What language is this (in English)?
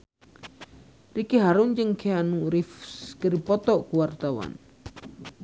Sundanese